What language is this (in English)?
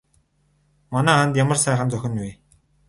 Mongolian